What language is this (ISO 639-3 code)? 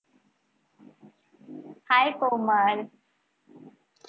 mar